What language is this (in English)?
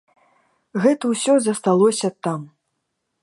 Belarusian